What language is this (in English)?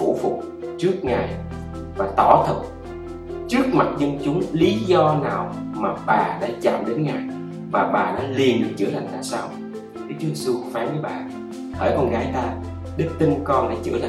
Vietnamese